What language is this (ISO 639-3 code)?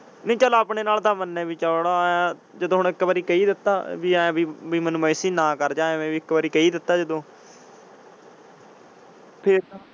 pan